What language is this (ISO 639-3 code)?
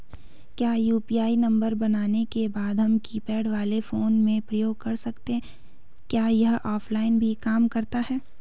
hin